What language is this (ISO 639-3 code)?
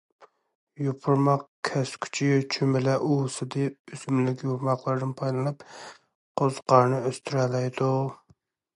uig